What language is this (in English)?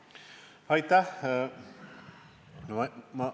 Estonian